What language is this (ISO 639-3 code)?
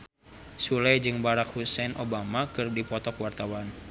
sun